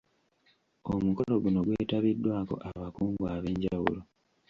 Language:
Ganda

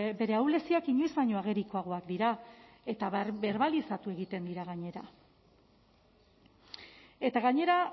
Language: Basque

